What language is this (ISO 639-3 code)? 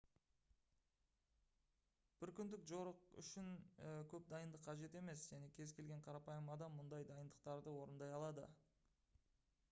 kaz